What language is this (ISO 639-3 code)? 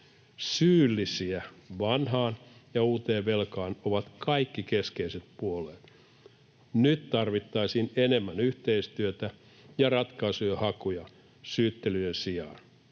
fin